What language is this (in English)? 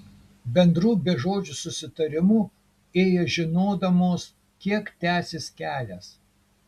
Lithuanian